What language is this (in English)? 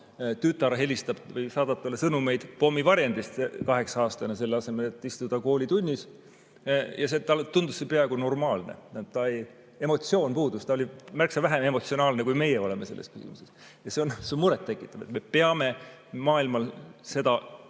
Estonian